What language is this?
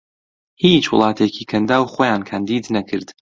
Central Kurdish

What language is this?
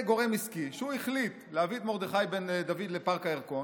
Hebrew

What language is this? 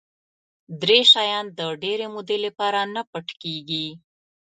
Pashto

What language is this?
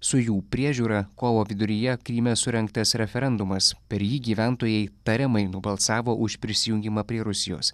Lithuanian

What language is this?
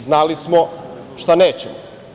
Serbian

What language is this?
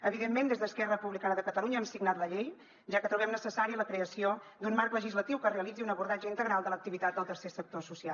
Catalan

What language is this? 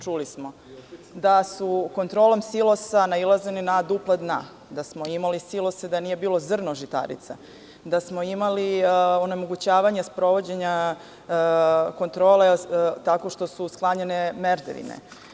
Serbian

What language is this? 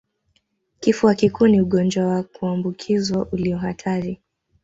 Swahili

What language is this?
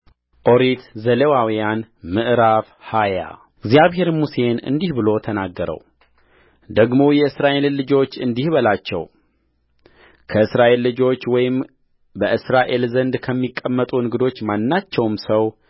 Amharic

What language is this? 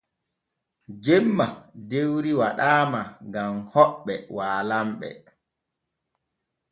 Borgu Fulfulde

